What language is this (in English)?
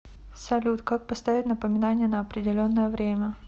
Russian